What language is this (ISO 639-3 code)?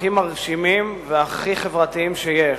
heb